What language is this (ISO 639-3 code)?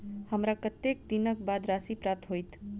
mai